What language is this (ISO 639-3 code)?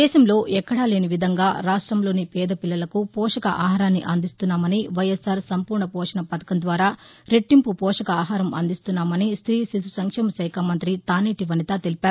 tel